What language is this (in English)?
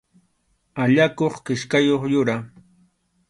Arequipa-La Unión Quechua